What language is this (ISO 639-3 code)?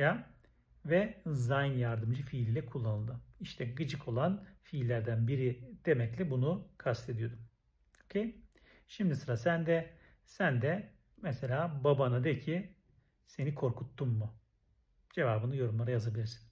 tur